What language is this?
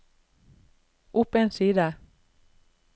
Norwegian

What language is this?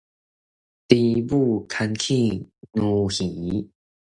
Min Nan Chinese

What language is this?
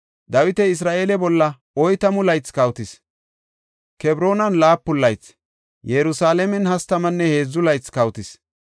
Gofa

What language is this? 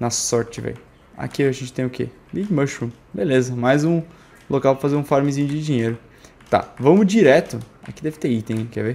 Portuguese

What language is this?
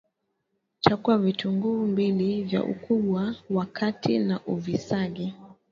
Swahili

